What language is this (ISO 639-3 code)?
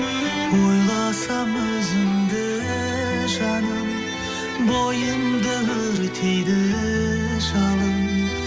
kaz